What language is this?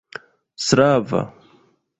Esperanto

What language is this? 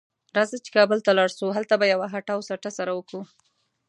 Pashto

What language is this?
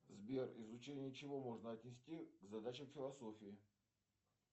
Russian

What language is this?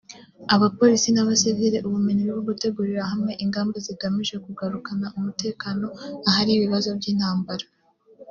Kinyarwanda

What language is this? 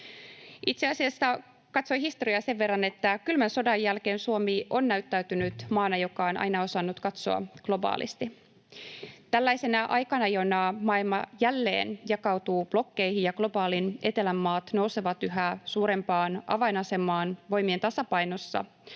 Finnish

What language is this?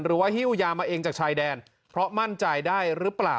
Thai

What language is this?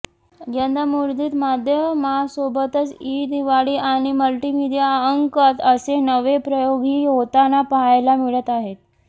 Marathi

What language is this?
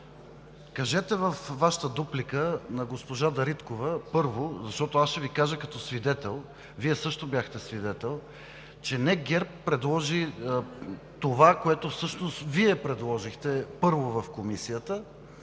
Bulgarian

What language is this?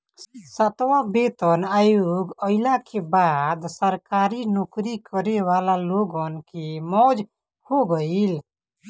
Bhojpuri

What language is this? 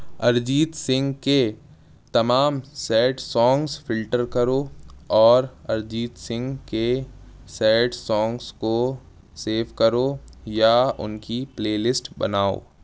Urdu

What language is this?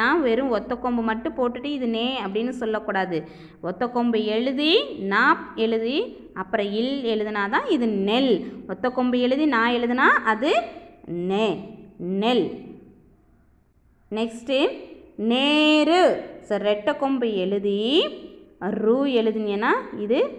Hindi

